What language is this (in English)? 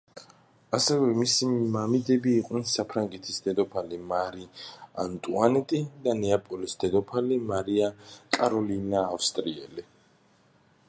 Georgian